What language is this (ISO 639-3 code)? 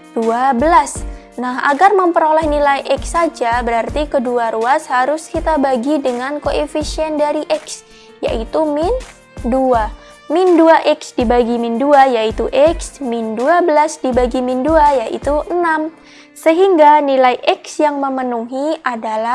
ind